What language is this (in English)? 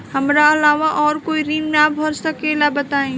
Bhojpuri